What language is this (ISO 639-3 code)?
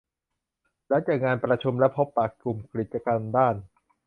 tha